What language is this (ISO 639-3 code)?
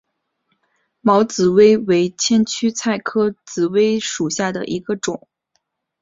zho